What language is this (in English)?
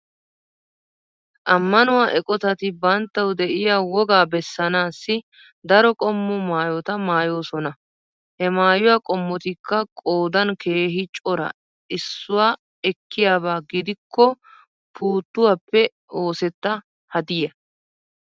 Wolaytta